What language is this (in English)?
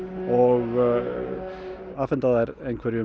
Icelandic